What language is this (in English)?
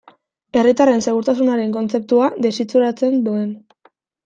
Basque